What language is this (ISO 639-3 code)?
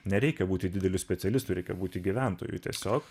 lit